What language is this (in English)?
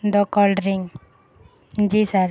Urdu